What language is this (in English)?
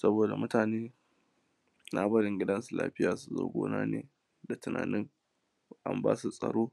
Hausa